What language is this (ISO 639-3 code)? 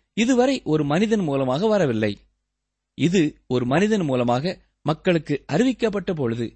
tam